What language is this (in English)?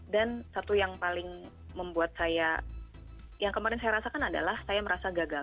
Indonesian